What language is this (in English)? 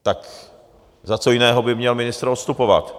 Czech